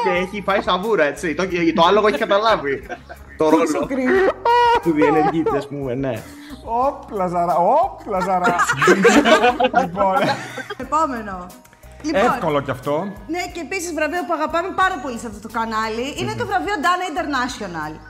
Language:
Greek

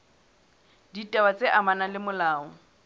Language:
Southern Sotho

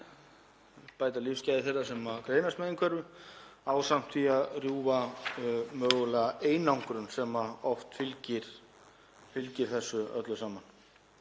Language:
Icelandic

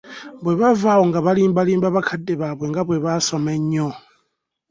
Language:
Ganda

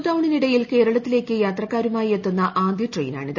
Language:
Malayalam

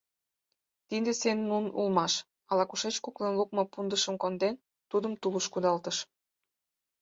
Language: Mari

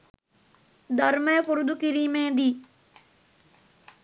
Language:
Sinhala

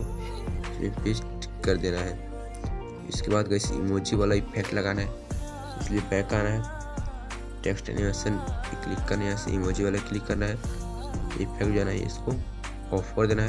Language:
Hindi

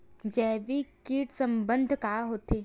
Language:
Chhattisgarhi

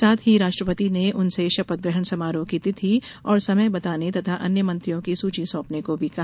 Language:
Hindi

